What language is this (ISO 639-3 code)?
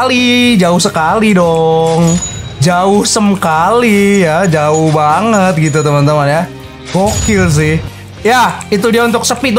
ind